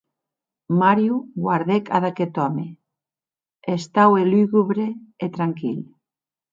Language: Occitan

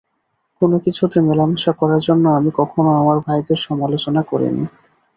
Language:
Bangla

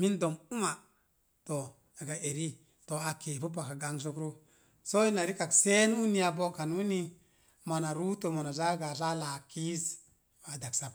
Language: Mom Jango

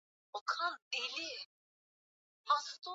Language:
Swahili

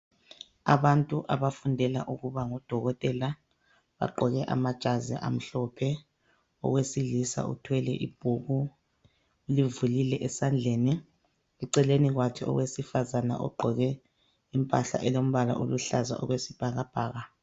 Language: North Ndebele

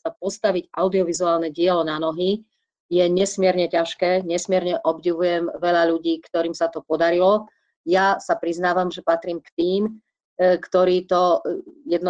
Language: Slovak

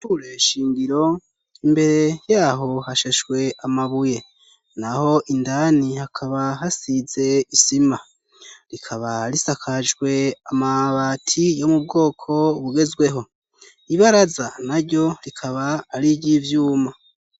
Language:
Rundi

